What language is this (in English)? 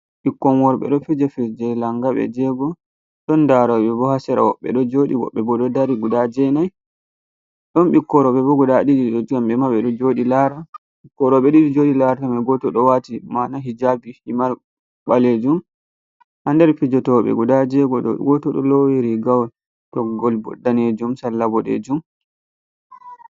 Fula